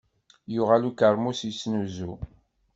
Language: Kabyle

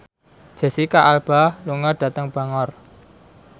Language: Javanese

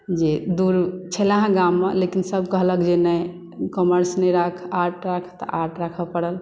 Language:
Maithili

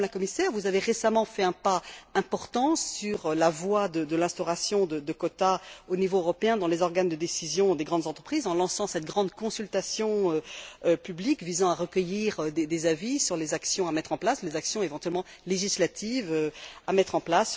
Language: French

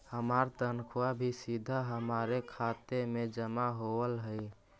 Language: Magahi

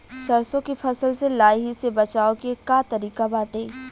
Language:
Bhojpuri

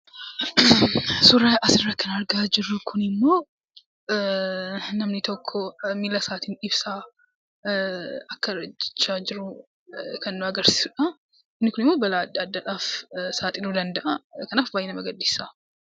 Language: Oromo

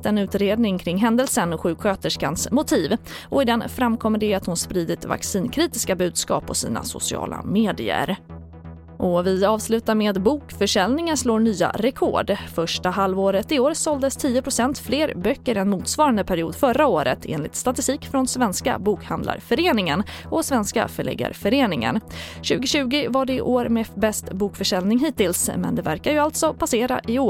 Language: Swedish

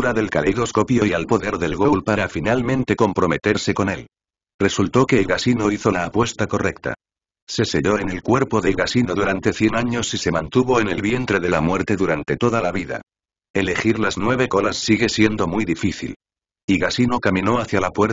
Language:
Spanish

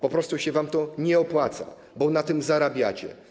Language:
Polish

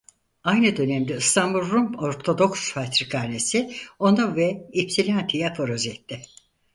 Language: Turkish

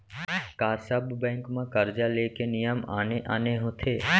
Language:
Chhattisgarhi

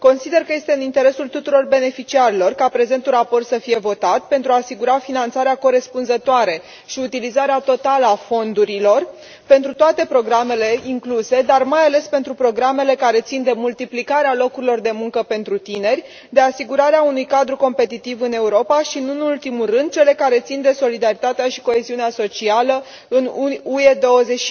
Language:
Romanian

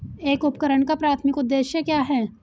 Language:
Hindi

